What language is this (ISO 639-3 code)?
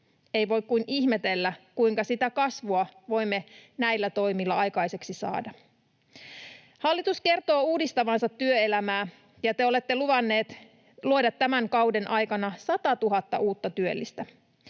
fin